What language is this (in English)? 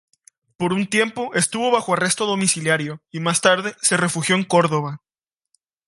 Spanish